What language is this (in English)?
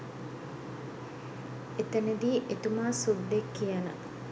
Sinhala